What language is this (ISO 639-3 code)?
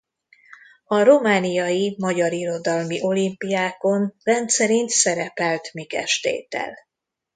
hun